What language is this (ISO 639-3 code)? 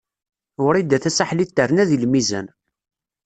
kab